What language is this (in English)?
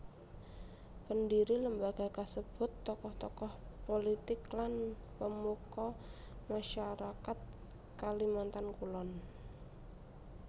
Javanese